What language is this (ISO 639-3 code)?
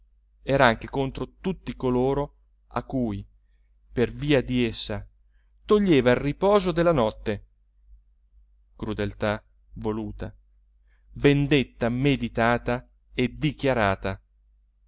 ita